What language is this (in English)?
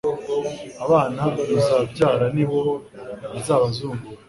Kinyarwanda